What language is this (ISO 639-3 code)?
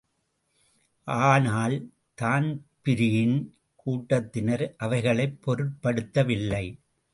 tam